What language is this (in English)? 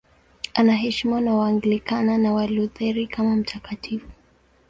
Swahili